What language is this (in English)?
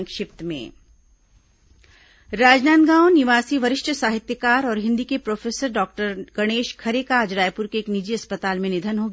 Hindi